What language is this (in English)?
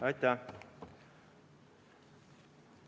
Estonian